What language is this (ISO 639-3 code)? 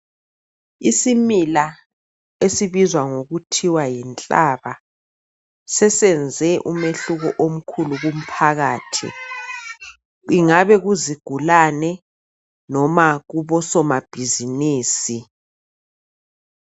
nde